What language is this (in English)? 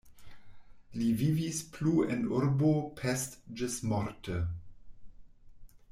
Esperanto